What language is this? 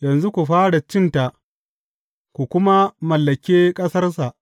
Hausa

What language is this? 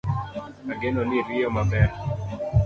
Luo (Kenya and Tanzania)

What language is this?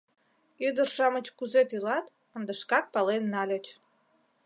Mari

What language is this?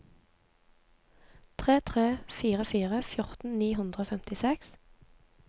Norwegian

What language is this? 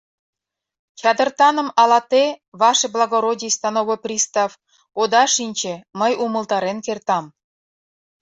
Mari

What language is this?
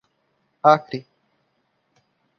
Portuguese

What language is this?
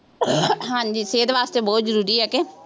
Punjabi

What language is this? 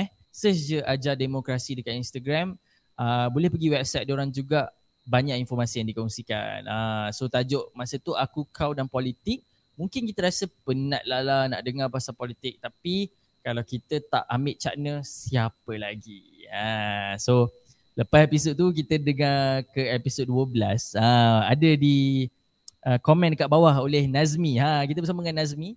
Malay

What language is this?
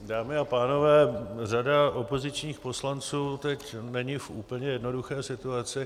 Czech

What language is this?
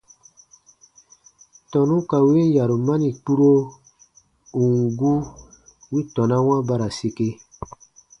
Baatonum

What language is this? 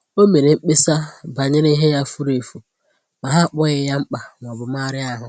Igbo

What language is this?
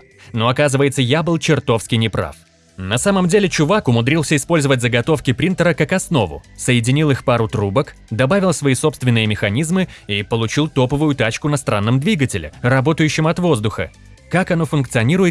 Russian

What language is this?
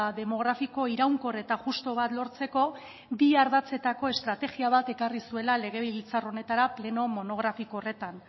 Basque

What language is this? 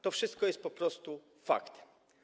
Polish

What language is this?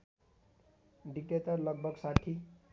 Nepali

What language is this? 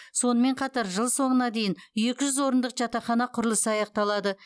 Kazakh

